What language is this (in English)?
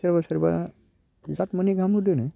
Bodo